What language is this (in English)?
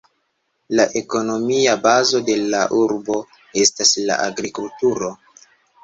Esperanto